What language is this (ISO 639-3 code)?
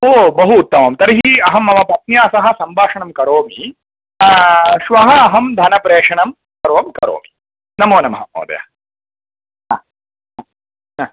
san